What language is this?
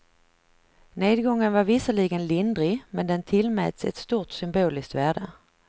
Swedish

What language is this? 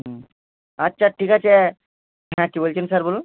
Bangla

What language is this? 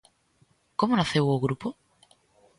Galician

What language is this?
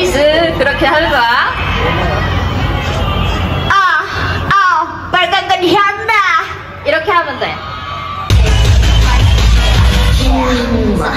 Korean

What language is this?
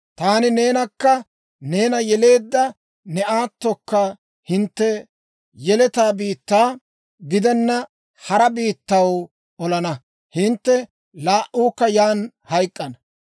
Dawro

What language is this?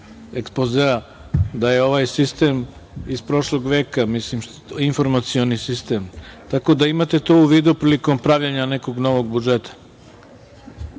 Serbian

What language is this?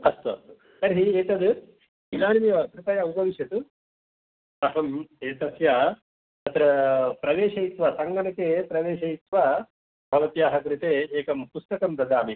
Sanskrit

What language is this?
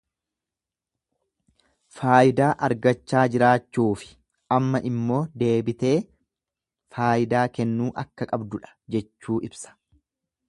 Oromo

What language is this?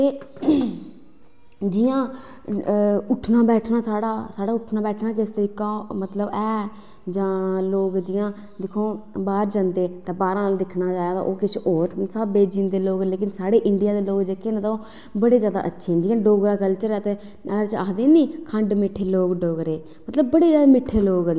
Dogri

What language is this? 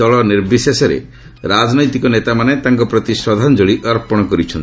Odia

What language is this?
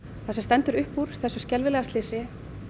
Icelandic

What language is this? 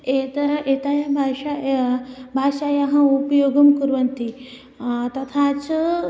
Sanskrit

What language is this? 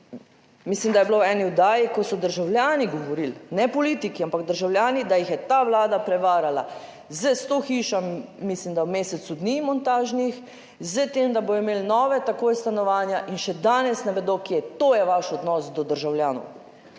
Slovenian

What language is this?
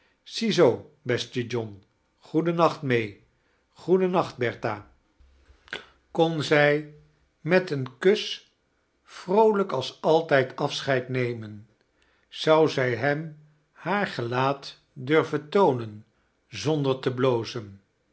Dutch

